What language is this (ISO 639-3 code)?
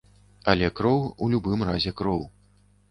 bel